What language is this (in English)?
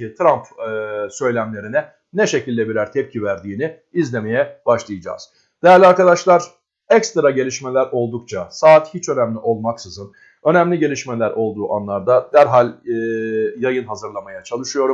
Turkish